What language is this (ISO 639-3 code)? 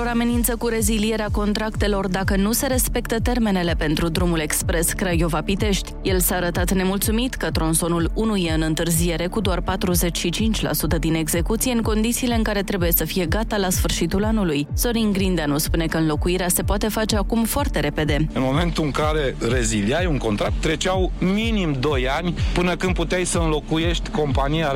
ron